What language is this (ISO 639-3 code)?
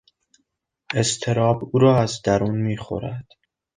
fas